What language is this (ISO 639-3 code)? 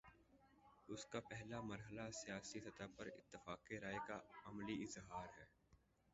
urd